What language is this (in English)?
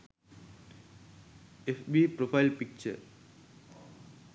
Sinhala